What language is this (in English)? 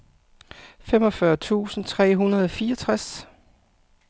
Danish